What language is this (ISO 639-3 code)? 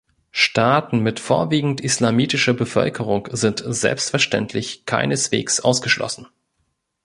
deu